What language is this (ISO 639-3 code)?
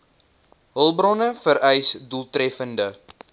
afr